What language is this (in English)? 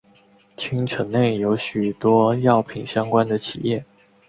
Chinese